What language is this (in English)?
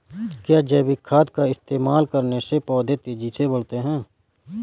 Hindi